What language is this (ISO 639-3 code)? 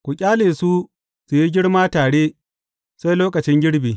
hau